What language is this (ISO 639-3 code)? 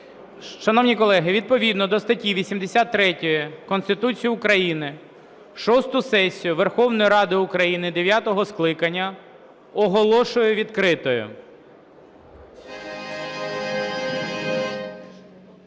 ukr